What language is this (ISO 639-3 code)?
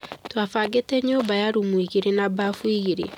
kik